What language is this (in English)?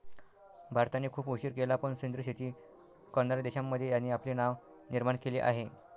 Marathi